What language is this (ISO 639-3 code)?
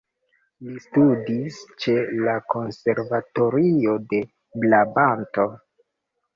epo